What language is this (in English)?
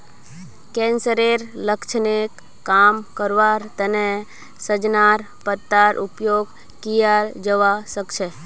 Magahi